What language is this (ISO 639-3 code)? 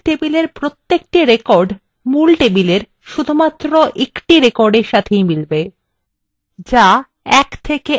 ben